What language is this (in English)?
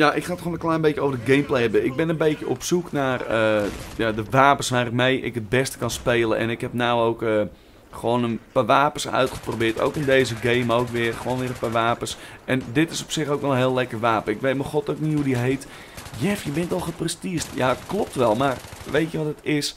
Dutch